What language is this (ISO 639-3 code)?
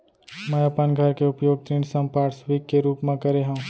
hne